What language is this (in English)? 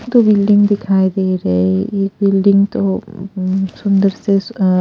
Hindi